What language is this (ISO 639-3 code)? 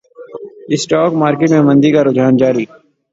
urd